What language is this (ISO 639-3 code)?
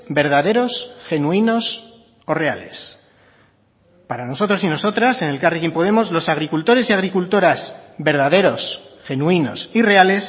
spa